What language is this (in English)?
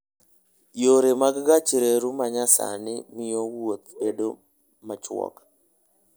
Luo (Kenya and Tanzania)